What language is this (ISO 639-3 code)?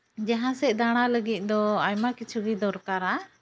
sat